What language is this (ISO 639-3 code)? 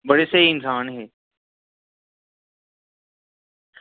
doi